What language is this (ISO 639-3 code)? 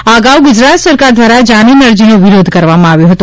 guj